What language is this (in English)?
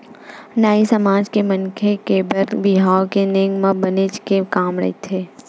Chhattisgarhi